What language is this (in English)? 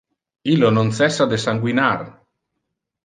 Interlingua